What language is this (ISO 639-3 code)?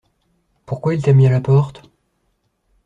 fra